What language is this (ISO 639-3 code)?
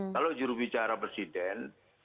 ind